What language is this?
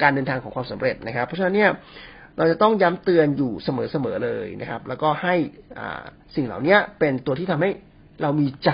Thai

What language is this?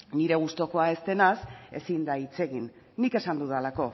Basque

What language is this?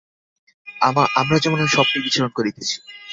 Bangla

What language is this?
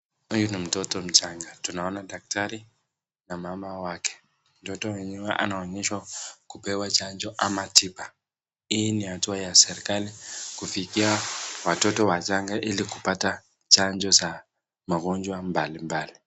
Swahili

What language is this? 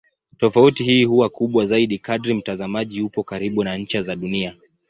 Swahili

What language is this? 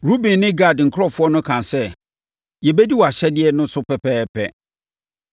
Akan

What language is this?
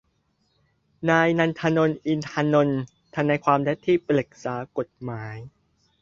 Thai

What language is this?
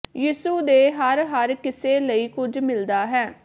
Punjabi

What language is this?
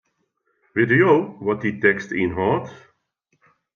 Western Frisian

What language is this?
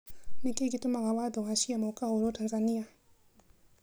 Kikuyu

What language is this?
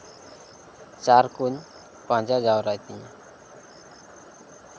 Santali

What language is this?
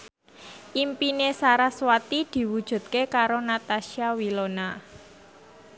Javanese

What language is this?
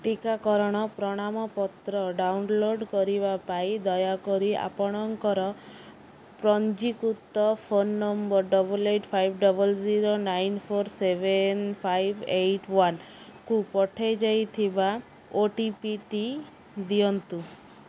Odia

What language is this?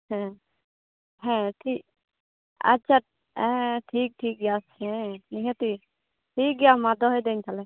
Santali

